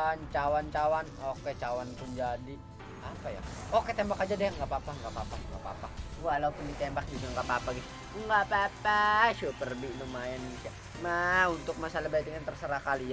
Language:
Indonesian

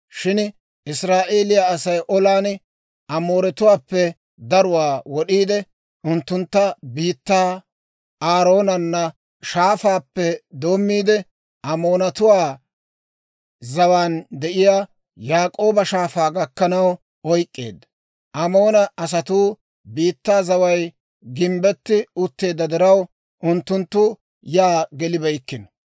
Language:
Dawro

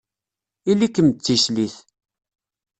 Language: Kabyle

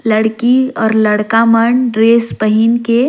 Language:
Surgujia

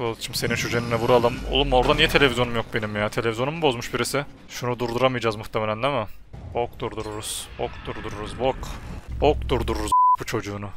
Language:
Turkish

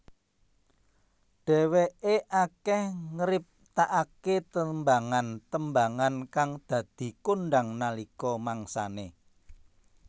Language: Javanese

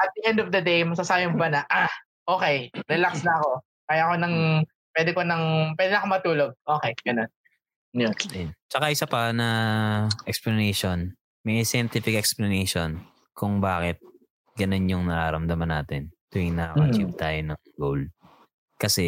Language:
Filipino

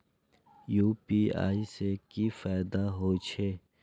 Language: Maithili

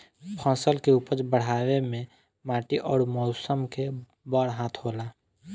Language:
Bhojpuri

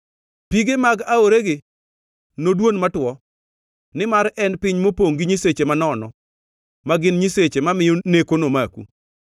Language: Luo (Kenya and Tanzania)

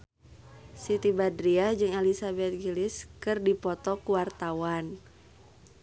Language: Sundanese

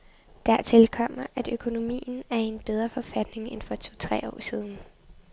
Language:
Danish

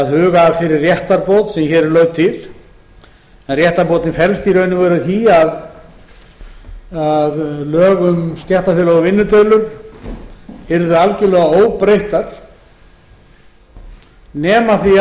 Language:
Icelandic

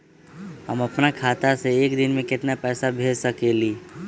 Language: Magahi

